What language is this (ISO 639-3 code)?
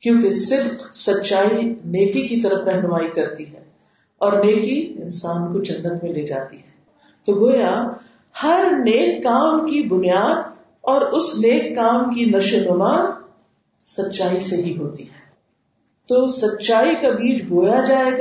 urd